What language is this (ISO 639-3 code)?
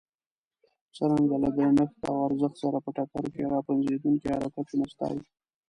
pus